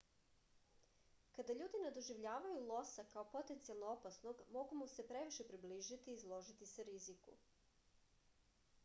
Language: Serbian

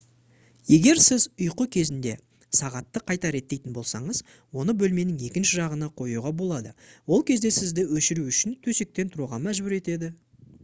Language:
Kazakh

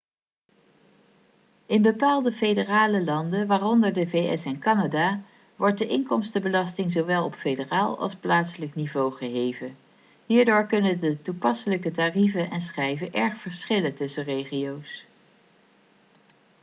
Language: Dutch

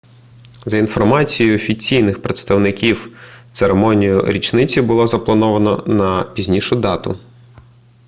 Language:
Ukrainian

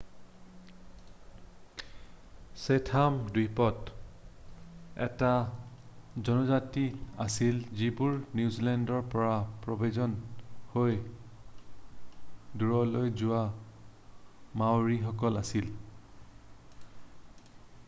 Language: Assamese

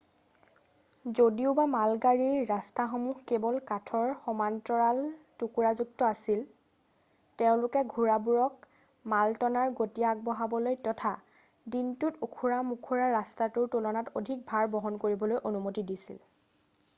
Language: Assamese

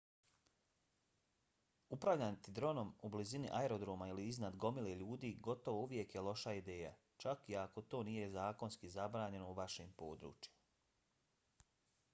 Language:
Bosnian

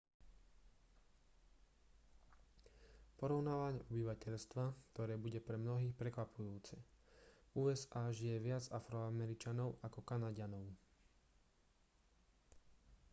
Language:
Slovak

